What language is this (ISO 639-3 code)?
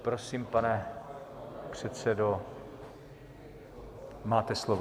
ces